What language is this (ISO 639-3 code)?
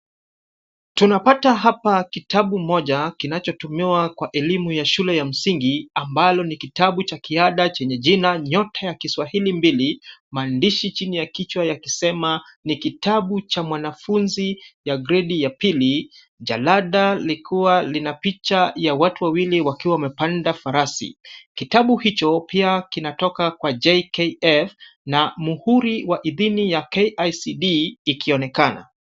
swa